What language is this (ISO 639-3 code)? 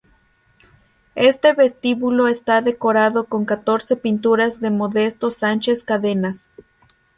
spa